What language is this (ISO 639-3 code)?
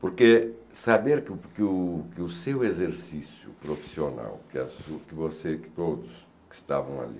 por